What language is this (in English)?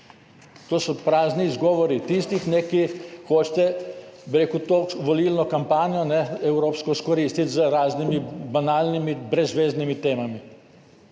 Slovenian